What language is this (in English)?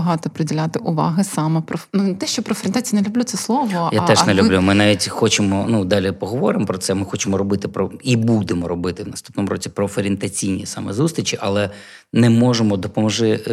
Ukrainian